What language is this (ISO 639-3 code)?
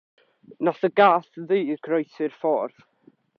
cym